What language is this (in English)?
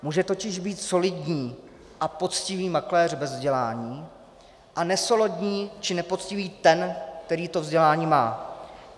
Czech